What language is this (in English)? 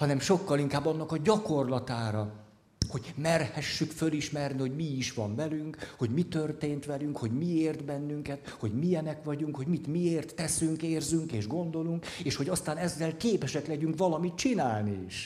Hungarian